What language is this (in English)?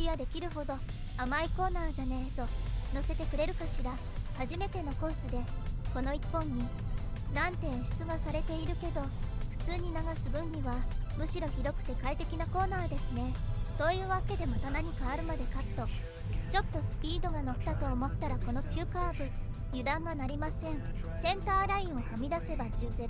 Japanese